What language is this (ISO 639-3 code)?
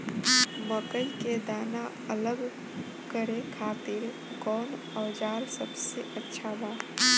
bho